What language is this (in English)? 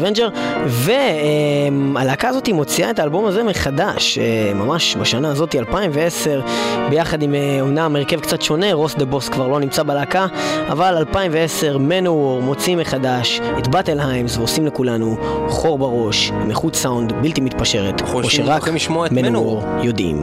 Hebrew